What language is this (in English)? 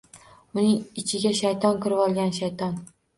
Uzbek